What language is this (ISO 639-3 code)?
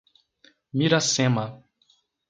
por